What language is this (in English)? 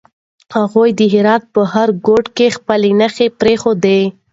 Pashto